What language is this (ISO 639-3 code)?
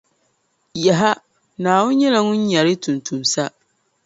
dag